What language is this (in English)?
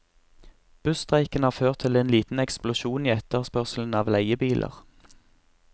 Norwegian